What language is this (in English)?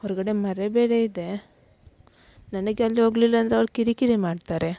Kannada